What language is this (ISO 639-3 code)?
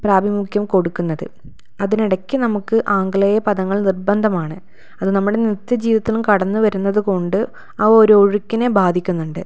mal